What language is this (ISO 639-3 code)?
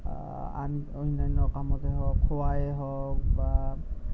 asm